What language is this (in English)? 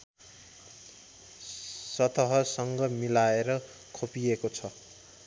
Nepali